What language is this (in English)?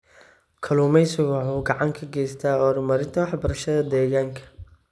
Somali